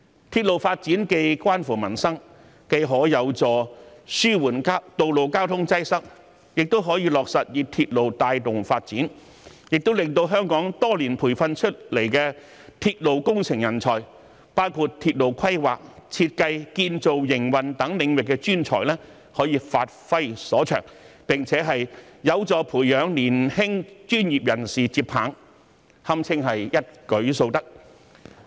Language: Cantonese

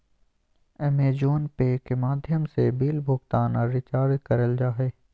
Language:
Magahi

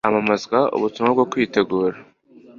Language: Kinyarwanda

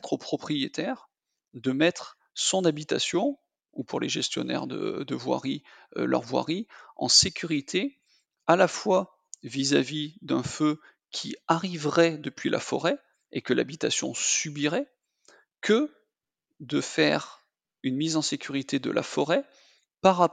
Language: French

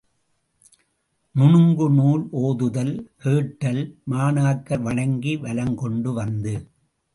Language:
Tamil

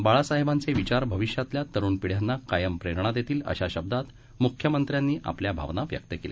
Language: Marathi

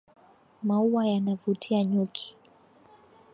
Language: Swahili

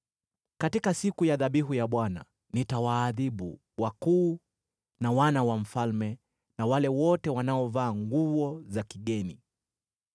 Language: Swahili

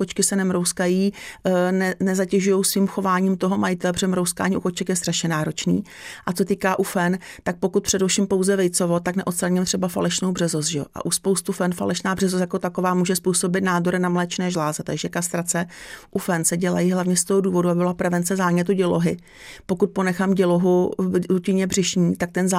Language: Czech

